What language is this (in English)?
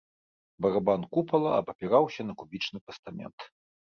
Belarusian